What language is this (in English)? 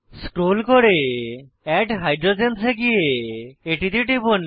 Bangla